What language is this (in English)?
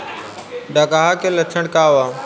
Bhojpuri